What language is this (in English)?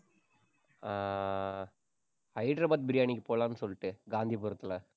Tamil